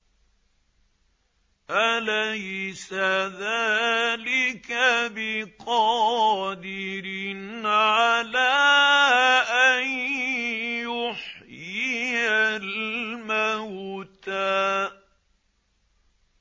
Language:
Arabic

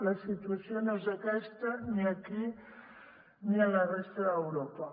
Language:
Catalan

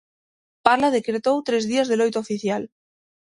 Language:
Galician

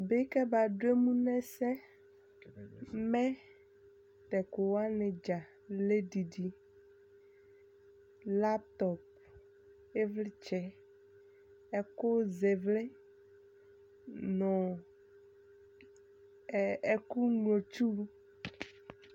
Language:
Ikposo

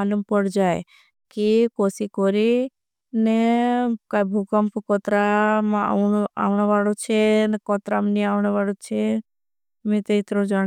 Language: Bhili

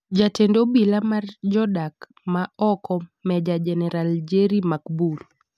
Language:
Luo (Kenya and Tanzania)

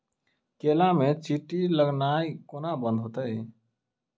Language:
Maithili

